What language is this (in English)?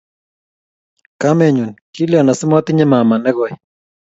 Kalenjin